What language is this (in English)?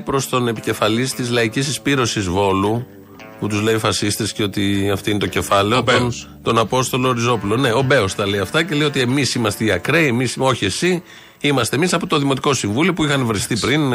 Greek